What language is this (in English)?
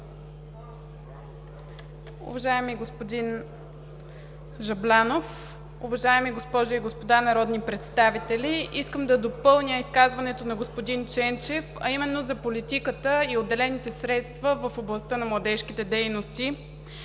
Bulgarian